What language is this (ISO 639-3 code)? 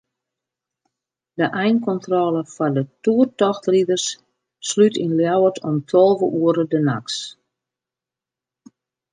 fry